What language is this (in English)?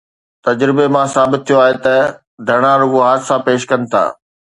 Sindhi